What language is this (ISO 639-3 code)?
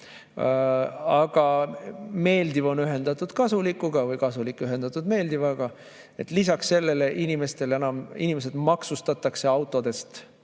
est